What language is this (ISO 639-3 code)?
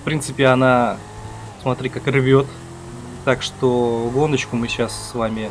rus